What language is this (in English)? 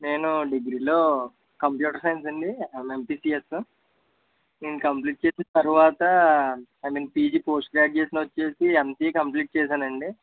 Telugu